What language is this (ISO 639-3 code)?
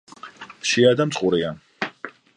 kat